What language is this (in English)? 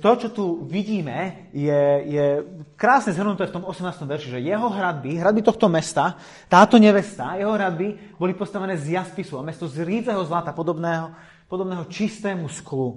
Slovak